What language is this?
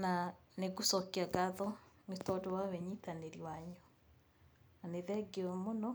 Kikuyu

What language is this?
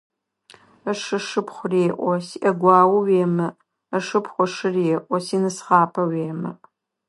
Adyghe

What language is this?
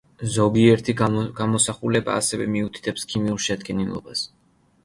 Georgian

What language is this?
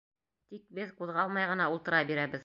Bashkir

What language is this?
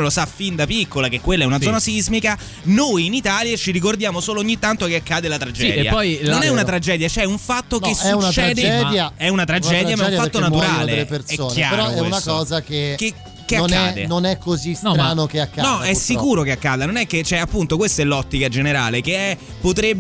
Italian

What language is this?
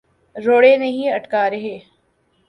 Urdu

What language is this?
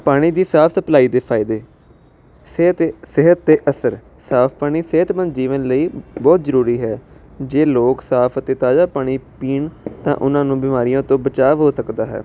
Punjabi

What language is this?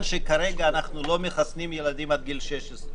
Hebrew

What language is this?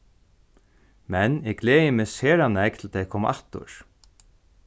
Faroese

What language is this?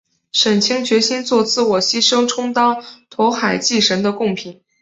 Chinese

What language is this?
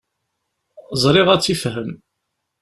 Kabyle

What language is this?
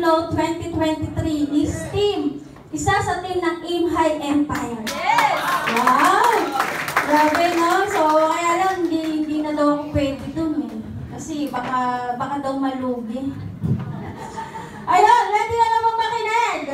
Filipino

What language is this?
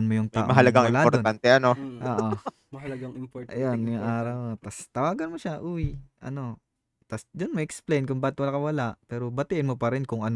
Filipino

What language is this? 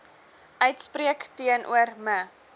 Afrikaans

